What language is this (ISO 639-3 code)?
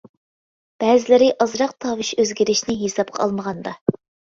uig